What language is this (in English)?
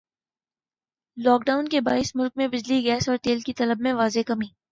Urdu